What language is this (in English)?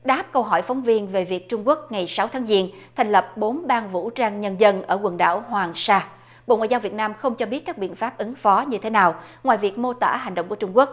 Vietnamese